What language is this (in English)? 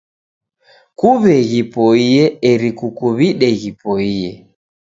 Taita